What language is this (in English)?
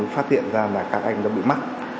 Vietnamese